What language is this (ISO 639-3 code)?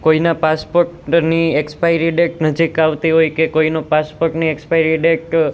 guj